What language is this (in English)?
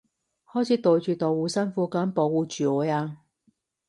Cantonese